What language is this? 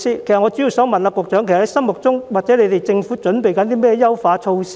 Cantonese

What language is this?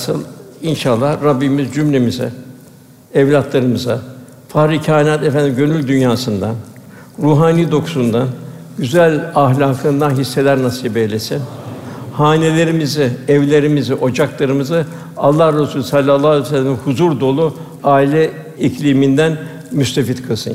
Turkish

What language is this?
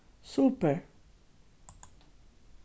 Faroese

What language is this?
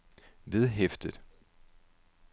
Danish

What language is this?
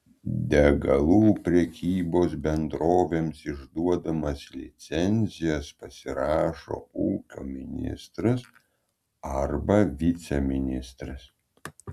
Lithuanian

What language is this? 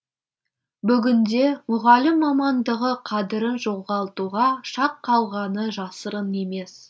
Kazakh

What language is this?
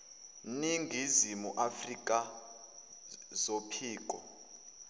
Zulu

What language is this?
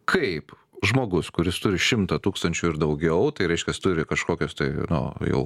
Lithuanian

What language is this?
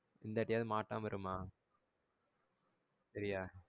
Tamil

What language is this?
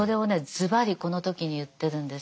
Japanese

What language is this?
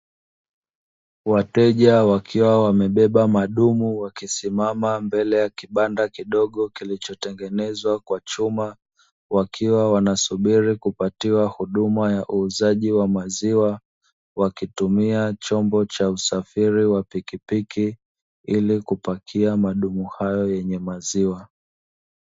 Swahili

